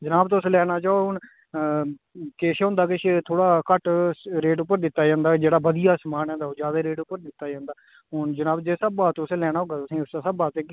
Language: Dogri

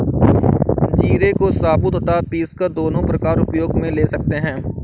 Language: Hindi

